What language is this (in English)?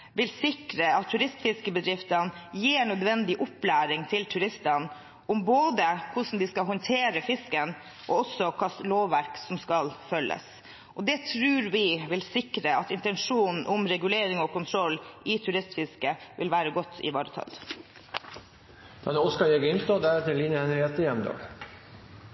Norwegian